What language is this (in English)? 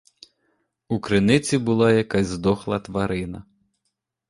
Ukrainian